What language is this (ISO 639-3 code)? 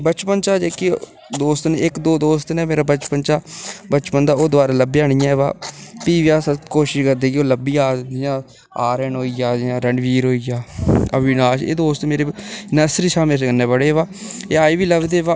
doi